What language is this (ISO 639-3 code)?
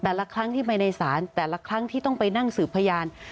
tha